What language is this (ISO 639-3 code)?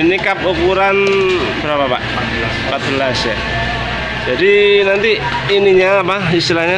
ind